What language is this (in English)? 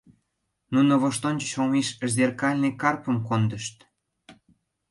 Mari